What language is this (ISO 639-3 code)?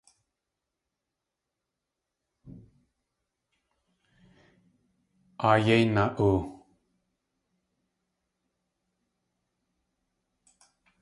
tli